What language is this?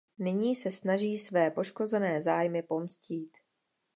Czech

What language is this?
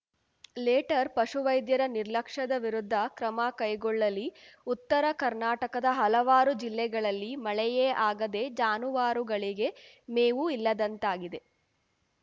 Kannada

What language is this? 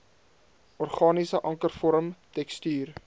Afrikaans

